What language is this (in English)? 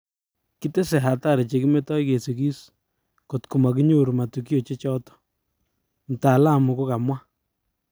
Kalenjin